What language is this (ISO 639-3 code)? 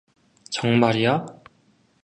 kor